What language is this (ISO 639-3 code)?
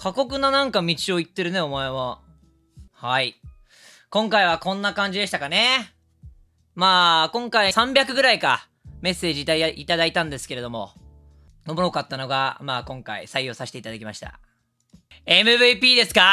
jpn